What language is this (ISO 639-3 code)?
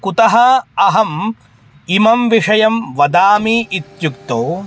san